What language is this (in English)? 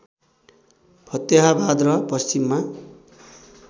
Nepali